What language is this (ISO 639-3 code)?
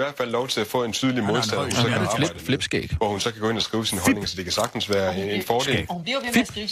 dan